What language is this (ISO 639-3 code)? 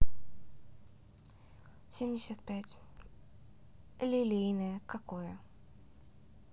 rus